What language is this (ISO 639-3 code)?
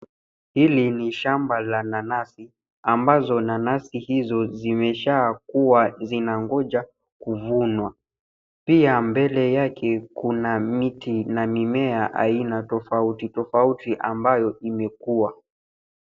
swa